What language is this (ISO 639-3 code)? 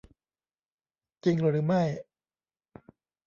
tha